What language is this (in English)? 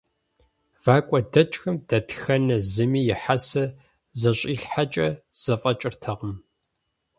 Kabardian